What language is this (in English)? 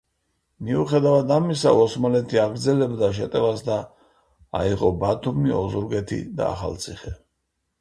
Georgian